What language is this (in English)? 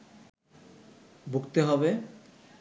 Bangla